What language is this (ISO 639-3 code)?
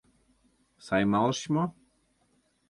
chm